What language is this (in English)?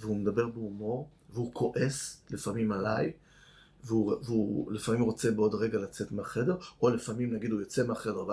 Hebrew